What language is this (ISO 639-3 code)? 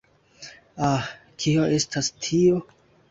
epo